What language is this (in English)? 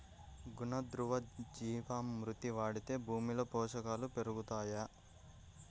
Telugu